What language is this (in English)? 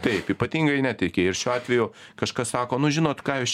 Lithuanian